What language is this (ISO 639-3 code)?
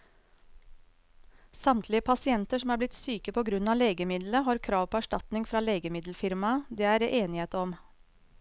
nor